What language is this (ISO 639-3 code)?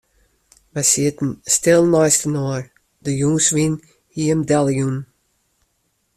fry